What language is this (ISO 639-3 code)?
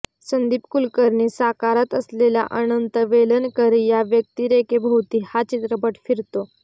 mar